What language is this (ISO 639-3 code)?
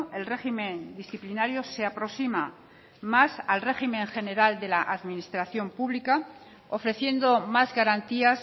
spa